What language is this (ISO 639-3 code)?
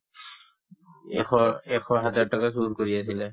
asm